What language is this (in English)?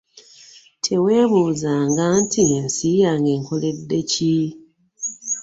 Ganda